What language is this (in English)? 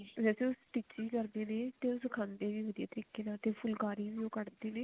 Punjabi